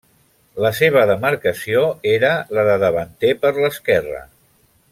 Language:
Catalan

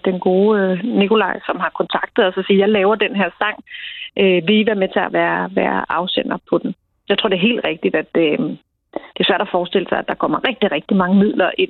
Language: Danish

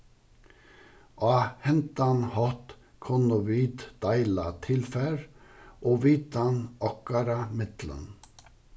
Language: Faroese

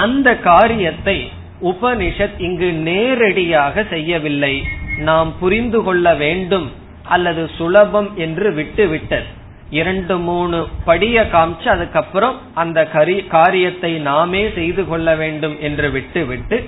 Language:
Tamil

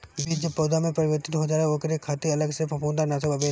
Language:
Bhojpuri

